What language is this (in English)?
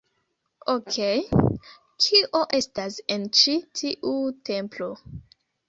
Esperanto